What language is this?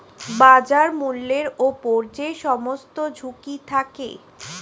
Bangla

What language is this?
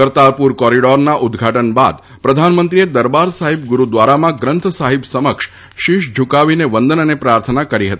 Gujarati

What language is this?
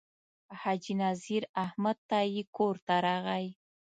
Pashto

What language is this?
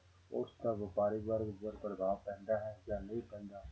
Punjabi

